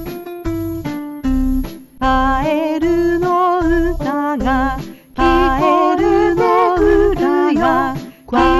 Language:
Japanese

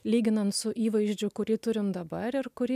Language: Lithuanian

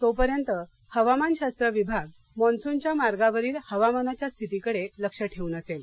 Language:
Marathi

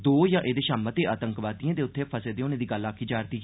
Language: Dogri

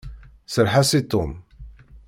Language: Kabyle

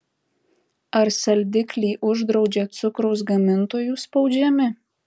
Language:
Lithuanian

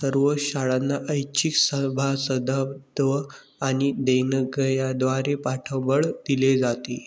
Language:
Marathi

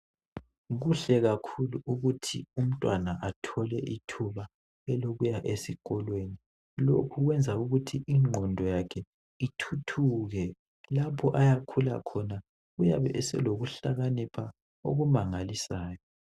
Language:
North Ndebele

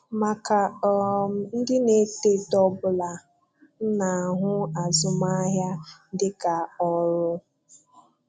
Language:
Igbo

